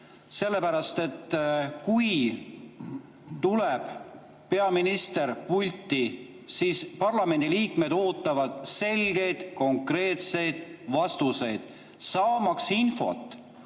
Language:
Estonian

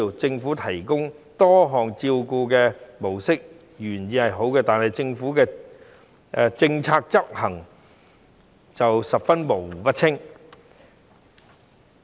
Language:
Cantonese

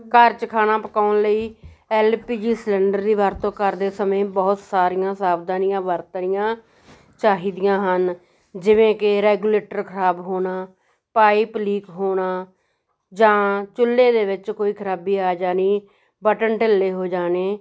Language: Punjabi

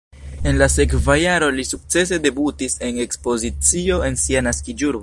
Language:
Esperanto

